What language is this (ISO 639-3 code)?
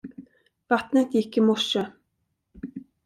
swe